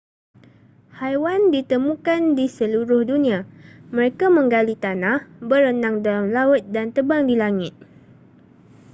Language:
Malay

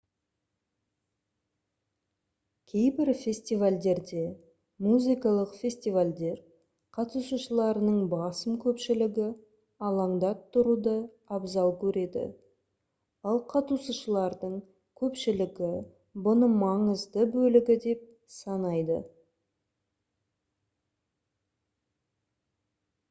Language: Kazakh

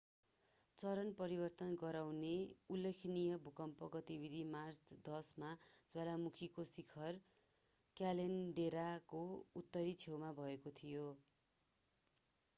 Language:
Nepali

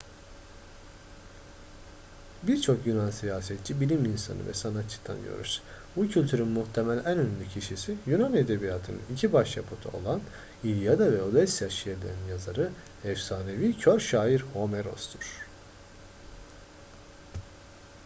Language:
Turkish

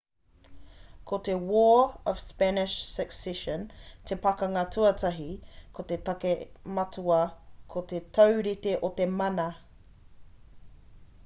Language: Māori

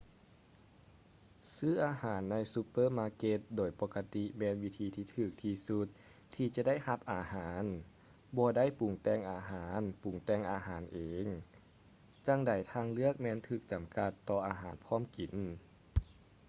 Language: Lao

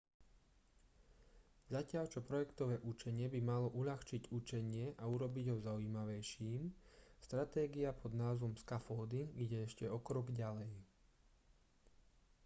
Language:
Slovak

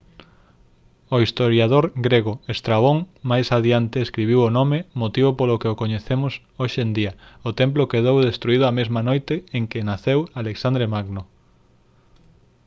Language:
Galician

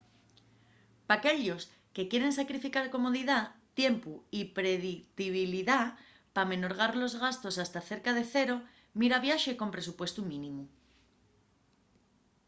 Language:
Asturian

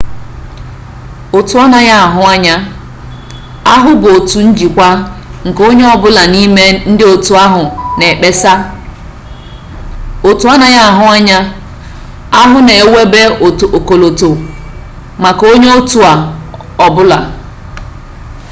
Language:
Igbo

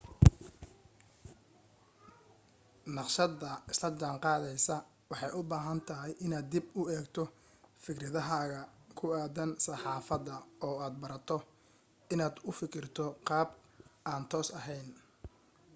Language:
Somali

